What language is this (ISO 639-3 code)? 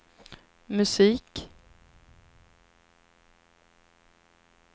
swe